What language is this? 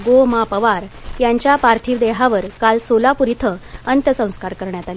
Marathi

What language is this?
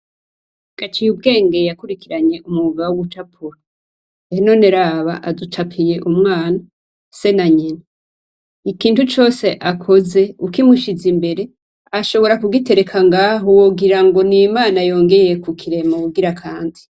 Rundi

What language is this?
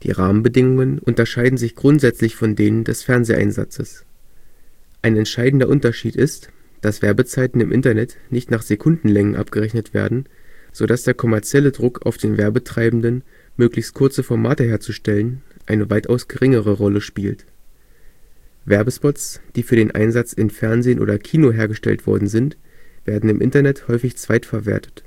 German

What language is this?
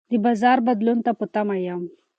Pashto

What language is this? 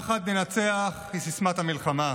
Hebrew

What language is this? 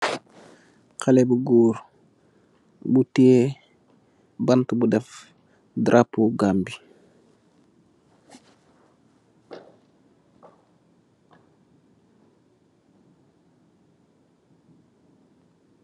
Wolof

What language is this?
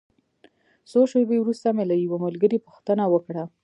Pashto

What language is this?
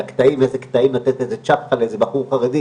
Hebrew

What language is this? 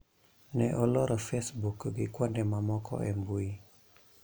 Luo (Kenya and Tanzania)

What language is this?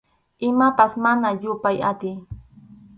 Arequipa-La Unión Quechua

